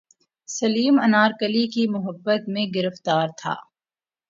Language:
Urdu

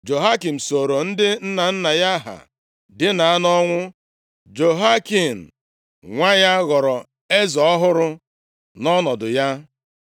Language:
Igbo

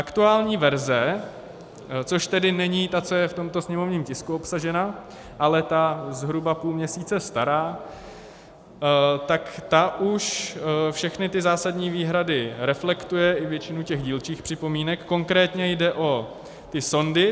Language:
Czech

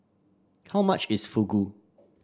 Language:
English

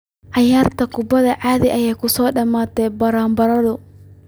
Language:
Somali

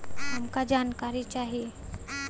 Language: Bhojpuri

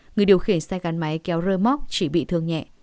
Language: Vietnamese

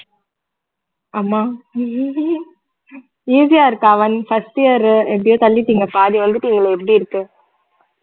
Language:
Tamil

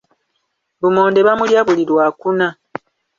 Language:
Ganda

